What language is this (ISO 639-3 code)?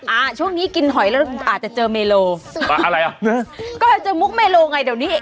tha